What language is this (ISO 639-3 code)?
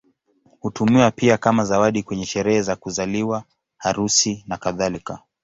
swa